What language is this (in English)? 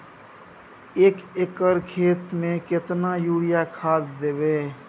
Maithili